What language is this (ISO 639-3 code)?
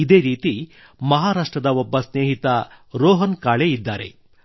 kan